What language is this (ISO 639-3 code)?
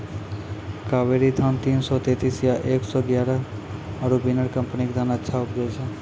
mai